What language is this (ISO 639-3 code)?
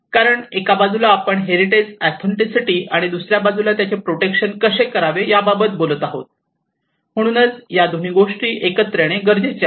mar